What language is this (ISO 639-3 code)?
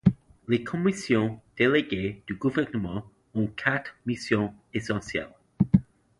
fra